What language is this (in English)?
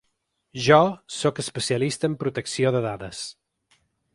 Catalan